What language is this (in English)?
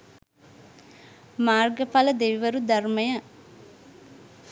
Sinhala